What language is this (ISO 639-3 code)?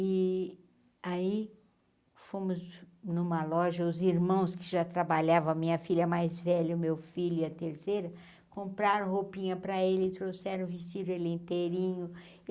por